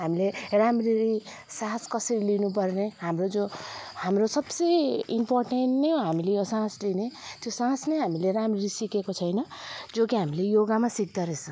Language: Nepali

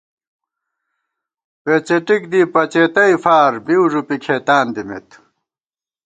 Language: Gawar-Bati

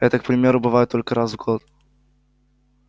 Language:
Russian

